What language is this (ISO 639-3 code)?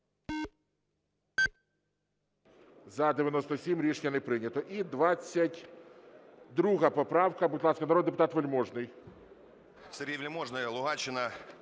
ukr